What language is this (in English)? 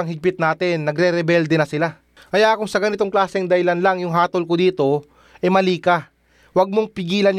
Filipino